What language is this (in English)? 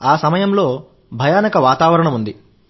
Telugu